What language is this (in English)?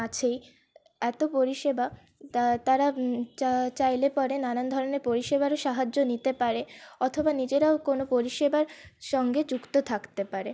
Bangla